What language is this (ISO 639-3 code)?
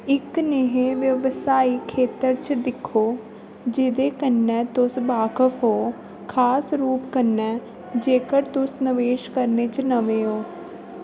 doi